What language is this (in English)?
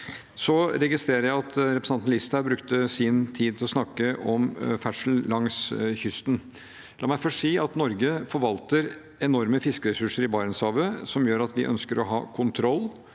Norwegian